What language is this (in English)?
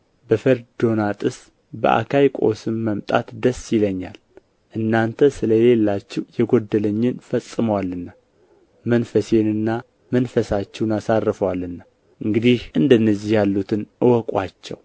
Amharic